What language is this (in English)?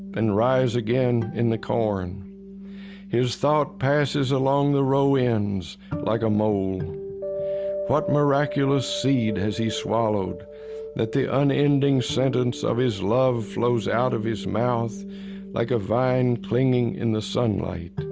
English